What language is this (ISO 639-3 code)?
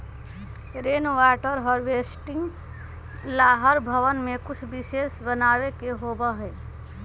mag